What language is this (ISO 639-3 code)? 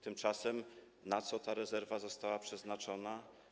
pol